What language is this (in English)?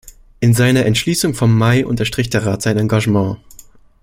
German